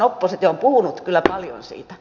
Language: Finnish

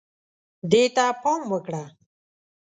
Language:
Pashto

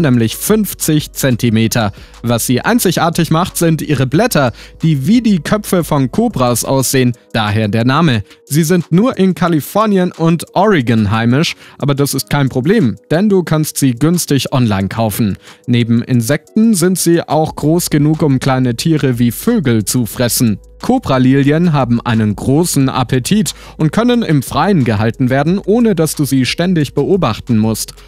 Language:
German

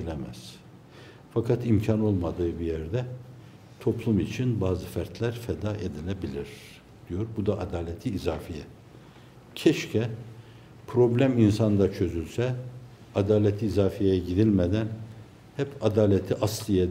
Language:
Turkish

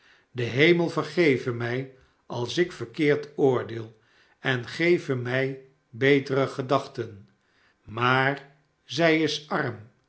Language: Dutch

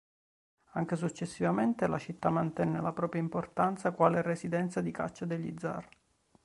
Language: Italian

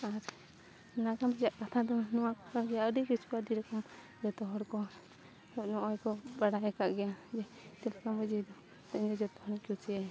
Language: Santali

